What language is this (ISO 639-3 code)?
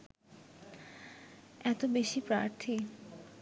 ben